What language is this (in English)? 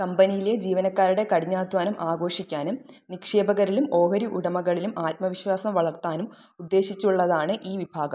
Malayalam